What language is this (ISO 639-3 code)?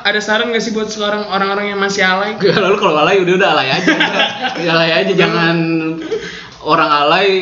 ind